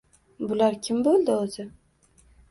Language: Uzbek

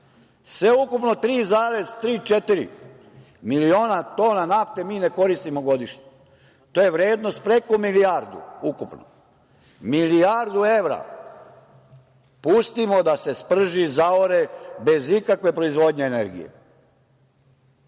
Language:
Serbian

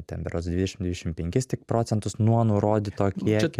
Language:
Lithuanian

